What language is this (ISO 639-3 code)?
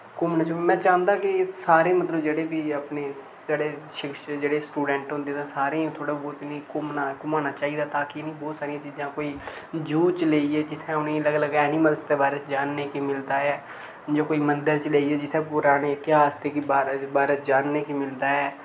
doi